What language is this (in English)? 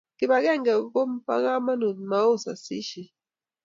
Kalenjin